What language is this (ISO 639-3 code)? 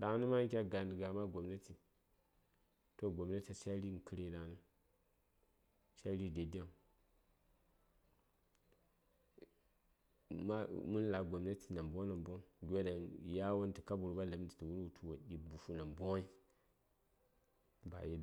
say